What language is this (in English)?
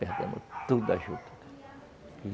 Portuguese